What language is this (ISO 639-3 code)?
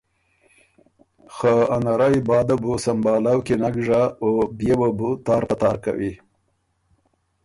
oru